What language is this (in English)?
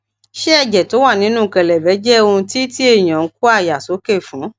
Yoruba